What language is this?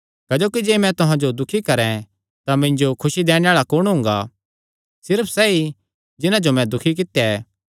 Kangri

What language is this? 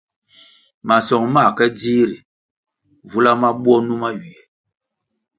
Kwasio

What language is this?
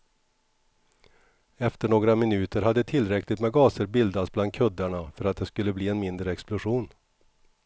Swedish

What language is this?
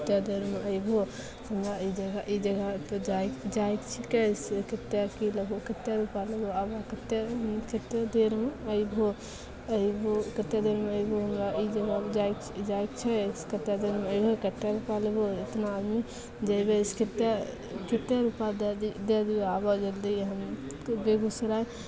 Maithili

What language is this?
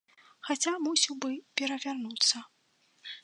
Belarusian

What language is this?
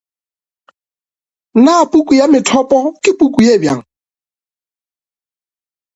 Northern Sotho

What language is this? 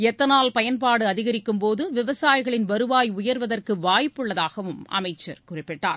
Tamil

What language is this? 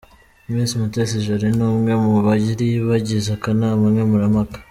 Kinyarwanda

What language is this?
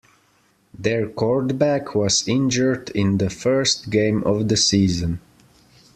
English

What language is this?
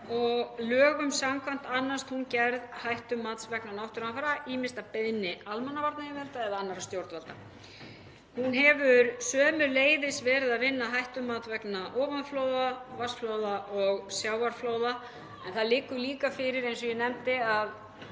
Icelandic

